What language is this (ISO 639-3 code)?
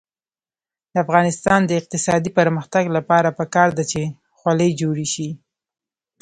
pus